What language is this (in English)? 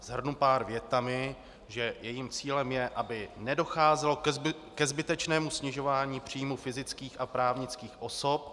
Czech